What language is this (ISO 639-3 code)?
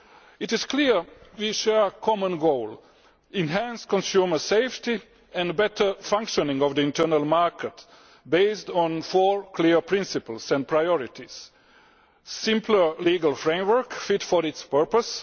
eng